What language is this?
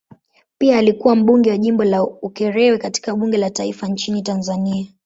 Swahili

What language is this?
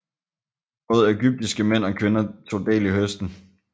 Danish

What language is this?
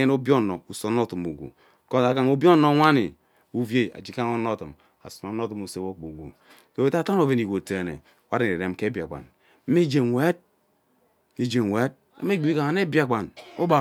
Ubaghara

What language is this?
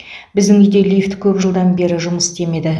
Kazakh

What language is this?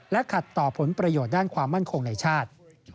Thai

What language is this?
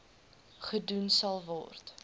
Afrikaans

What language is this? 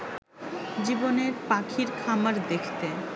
Bangla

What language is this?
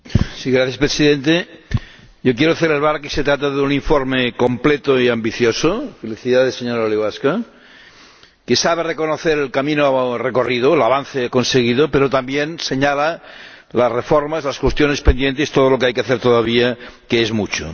Spanish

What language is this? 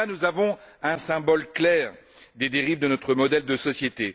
French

